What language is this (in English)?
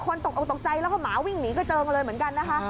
Thai